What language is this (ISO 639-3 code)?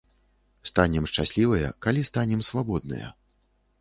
bel